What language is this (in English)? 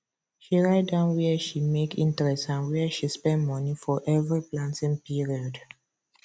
Nigerian Pidgin